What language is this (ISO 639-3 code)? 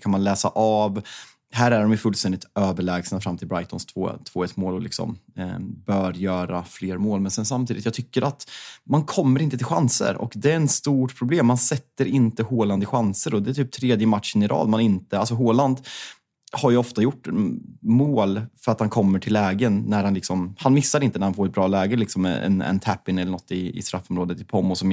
swe